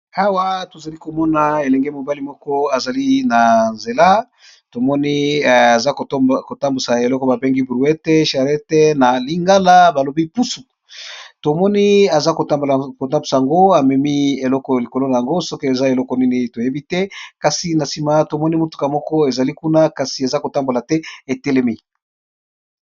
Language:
Lingala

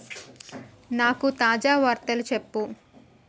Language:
Telugu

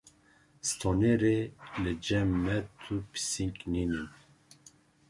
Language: Kurdish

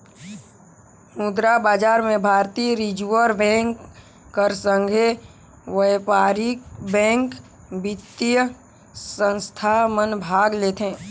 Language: Chhattisgarhi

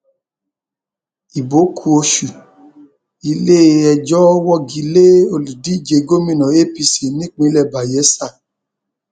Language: Yoruba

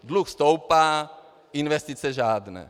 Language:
Czech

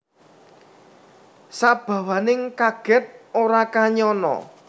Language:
Javanese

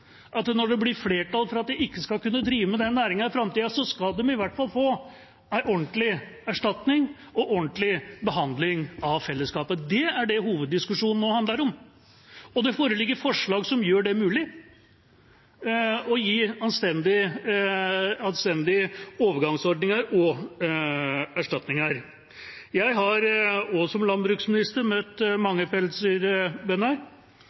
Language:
Norwegian Bokmål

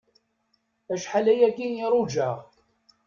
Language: Kabyle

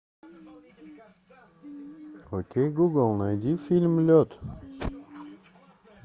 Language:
Russian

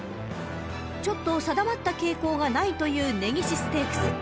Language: Japanese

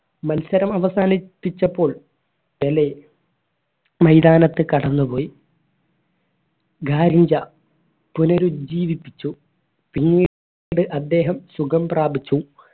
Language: Malayalam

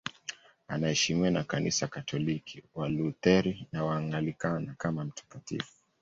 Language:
Swahili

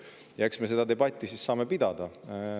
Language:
Estonian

